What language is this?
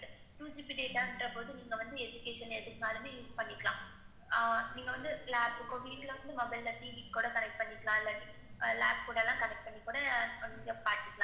Tamil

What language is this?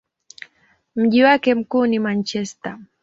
Swahili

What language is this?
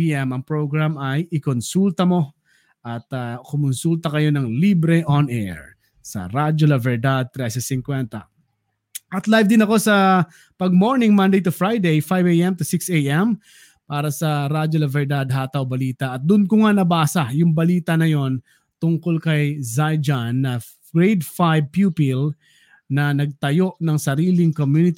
Filipino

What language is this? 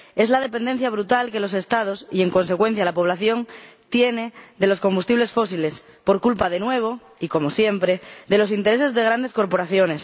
Spanish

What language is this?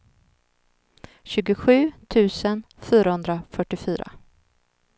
Swedish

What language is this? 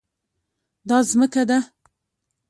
Pashto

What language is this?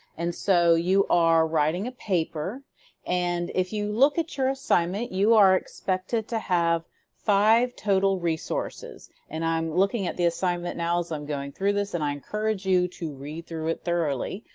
English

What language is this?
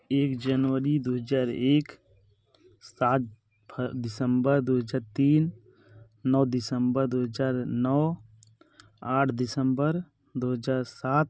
Hindi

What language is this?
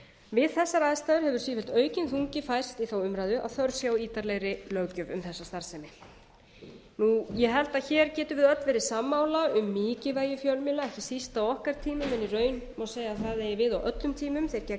Icelandic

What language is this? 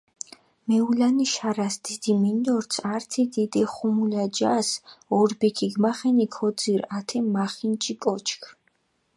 Mingrelian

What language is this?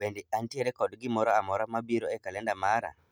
Luo (Kenya and Tanzania)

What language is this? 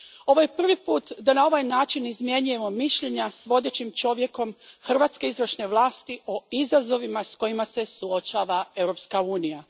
Croatian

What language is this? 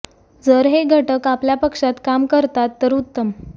Marathi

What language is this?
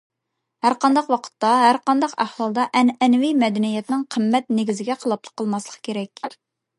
Uyghur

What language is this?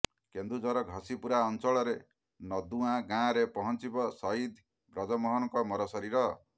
Odia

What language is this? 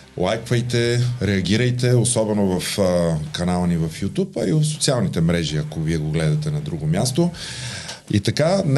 Bulgarian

